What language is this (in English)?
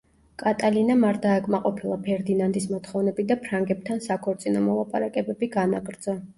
Georgian